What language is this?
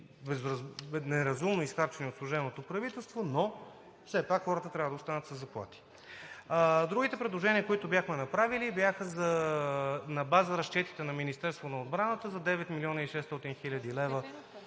Bulgarian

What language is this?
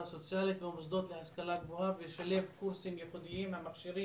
Hebrew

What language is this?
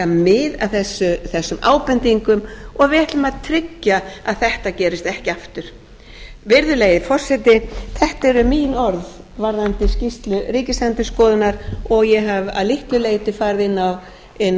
Icelandic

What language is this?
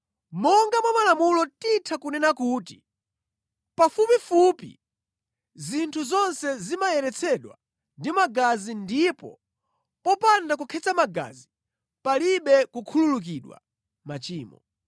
Nyanja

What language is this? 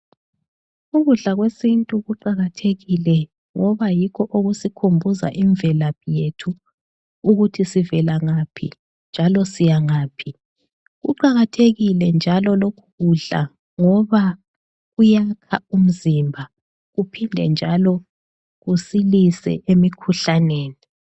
North Ndebele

